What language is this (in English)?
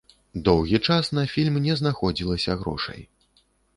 Belarusian